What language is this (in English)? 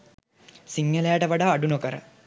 Sinhala